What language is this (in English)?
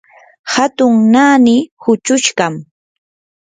Yanahuanca Pasco Quechua